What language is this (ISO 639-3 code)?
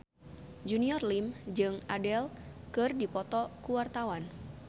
sun